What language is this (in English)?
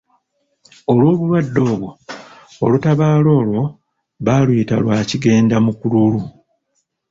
Ganda